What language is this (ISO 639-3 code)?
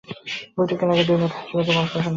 ben